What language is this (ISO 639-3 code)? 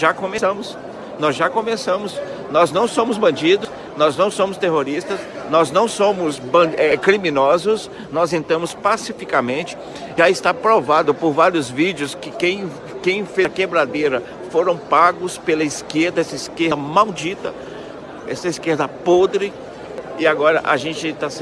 por